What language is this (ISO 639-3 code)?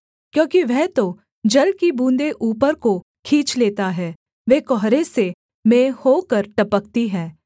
hin